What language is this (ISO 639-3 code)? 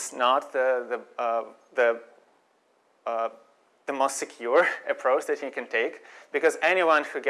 eng